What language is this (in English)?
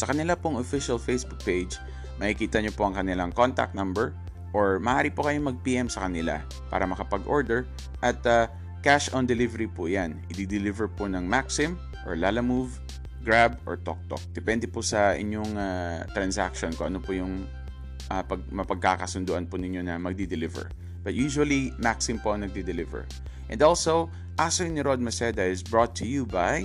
Filipino